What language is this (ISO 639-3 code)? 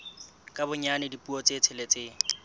sot